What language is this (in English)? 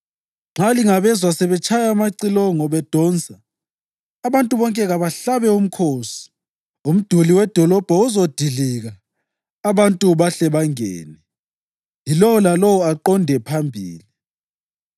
North Ndebele